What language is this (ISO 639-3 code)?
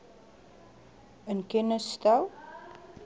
afr